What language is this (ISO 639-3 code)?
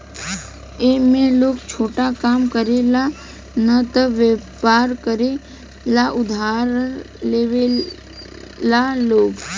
bho